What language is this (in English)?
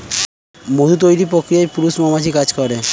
Bangla